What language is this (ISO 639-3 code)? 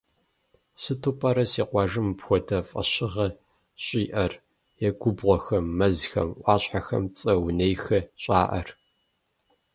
kbd